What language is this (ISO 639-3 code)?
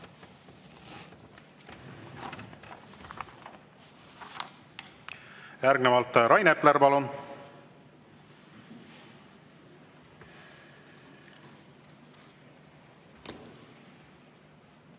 est